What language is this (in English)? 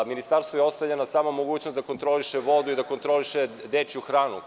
Serbian